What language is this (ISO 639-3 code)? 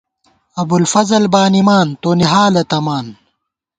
gwt